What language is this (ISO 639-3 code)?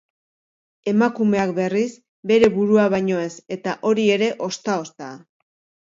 eus